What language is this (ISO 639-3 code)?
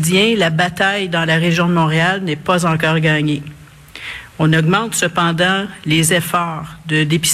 fra